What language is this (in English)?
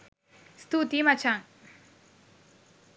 Sinhala